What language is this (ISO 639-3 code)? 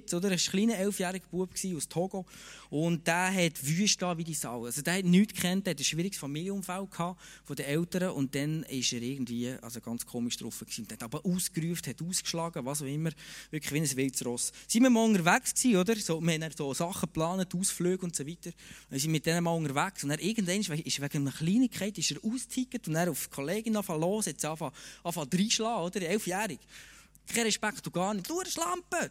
deu